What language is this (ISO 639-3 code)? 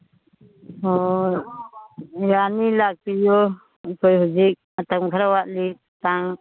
mni